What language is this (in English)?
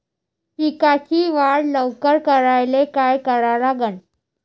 Marathi